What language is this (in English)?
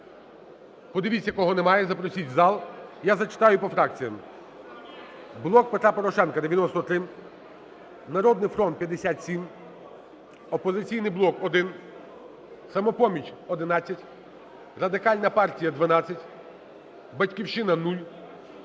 Ukrainian